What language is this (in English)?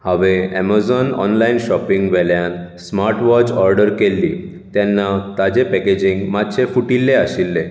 Konkani